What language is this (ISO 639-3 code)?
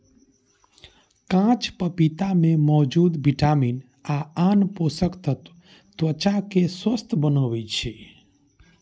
mai